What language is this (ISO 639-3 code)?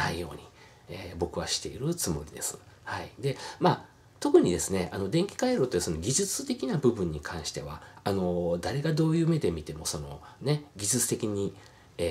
jpn